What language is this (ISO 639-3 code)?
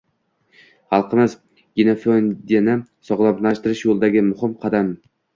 uzb